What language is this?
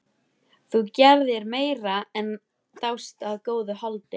Icelandic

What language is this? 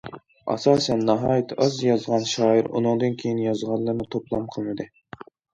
Uyghur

